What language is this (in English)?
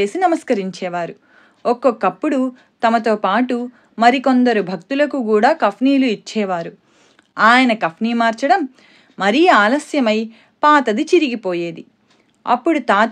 Telugu